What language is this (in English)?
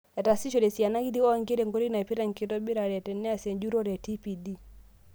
Masai